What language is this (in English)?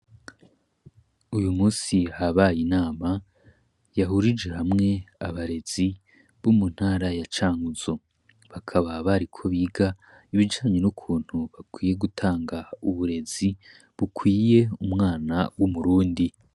Rundi